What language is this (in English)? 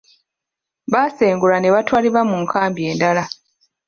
Ganda